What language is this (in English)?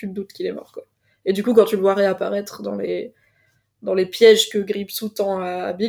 French